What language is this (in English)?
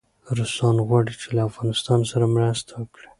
Pashto